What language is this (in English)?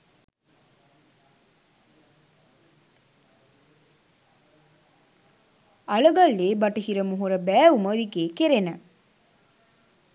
Sinhala